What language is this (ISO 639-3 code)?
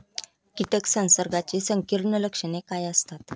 mar